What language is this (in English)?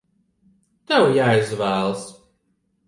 Latvian